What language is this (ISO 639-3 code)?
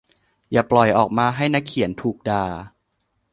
tha